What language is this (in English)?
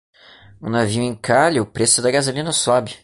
Portuguese